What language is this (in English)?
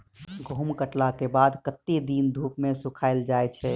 Maithili